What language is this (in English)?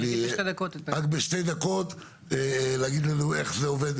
Hebrew